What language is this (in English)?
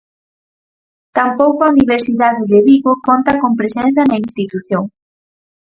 Galician